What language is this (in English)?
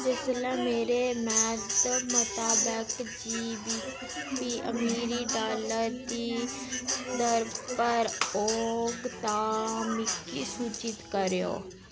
Dogri